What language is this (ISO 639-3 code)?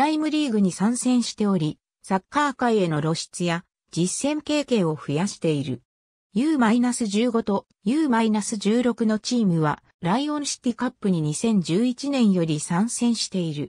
jpn